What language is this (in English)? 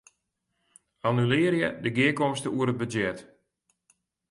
Western Frisian